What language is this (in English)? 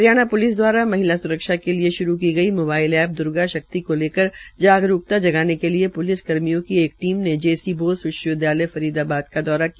Hindi